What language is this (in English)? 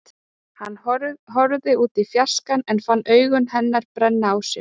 Icelandic